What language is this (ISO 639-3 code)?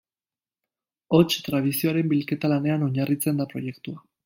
eus